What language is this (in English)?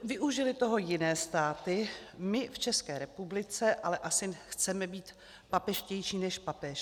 Czech